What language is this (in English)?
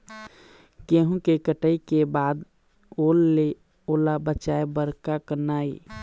Chhattisgarhi